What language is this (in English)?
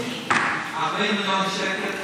Hebrew